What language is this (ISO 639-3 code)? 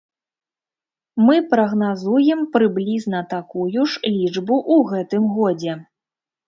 bel